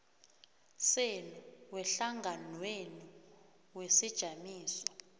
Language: South Ndebele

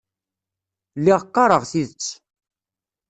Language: Kabyle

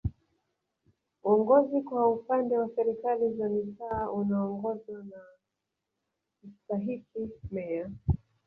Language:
Swahili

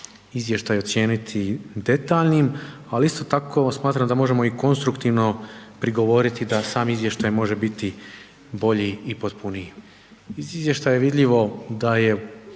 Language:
Croatian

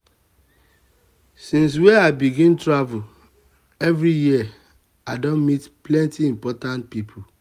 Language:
Nigerian Pidgin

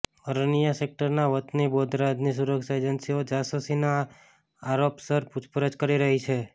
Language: Gujarati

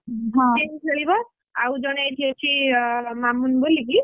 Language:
Odia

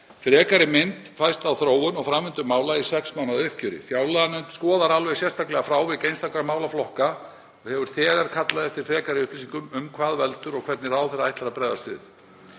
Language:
Icelandic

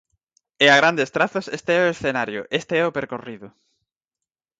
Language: Galician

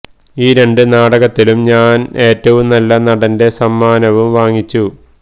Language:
Malayalam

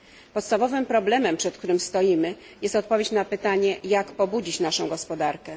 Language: Polish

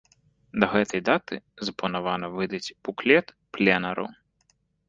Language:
Belarusian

